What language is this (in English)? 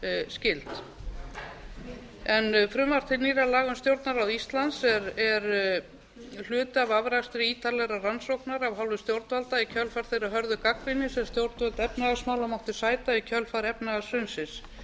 Icelandic